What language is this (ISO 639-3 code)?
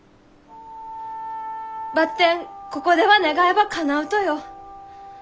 jpn